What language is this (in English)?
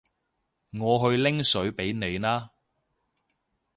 Cantonese